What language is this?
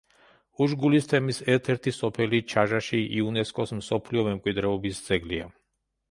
Georgian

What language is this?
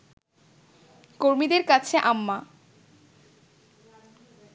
Bangla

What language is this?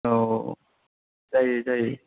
Bodo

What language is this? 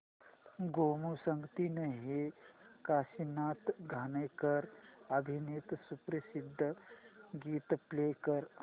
Marathi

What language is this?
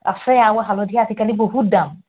Assamese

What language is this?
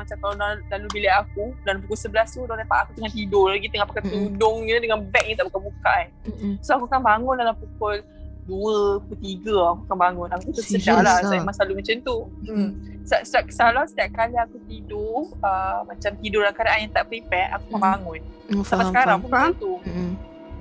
Malay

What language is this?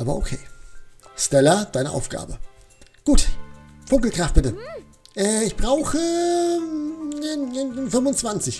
German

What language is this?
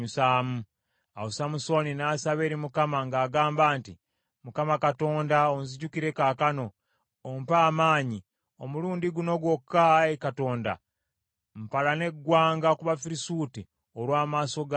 Ganda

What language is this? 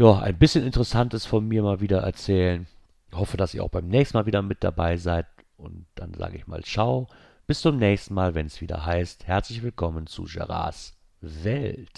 German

